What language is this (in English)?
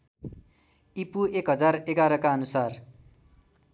Nepali